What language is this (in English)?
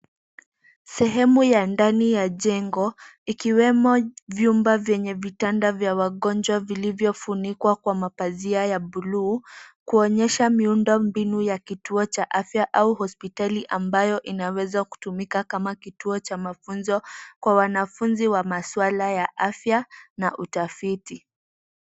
Swahili